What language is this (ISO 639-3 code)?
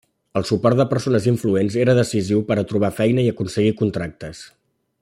cat